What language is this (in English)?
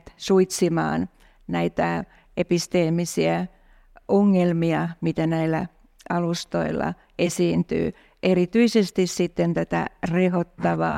Finnish